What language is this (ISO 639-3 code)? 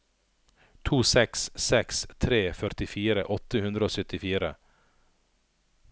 nor